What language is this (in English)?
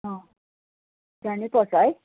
Nepali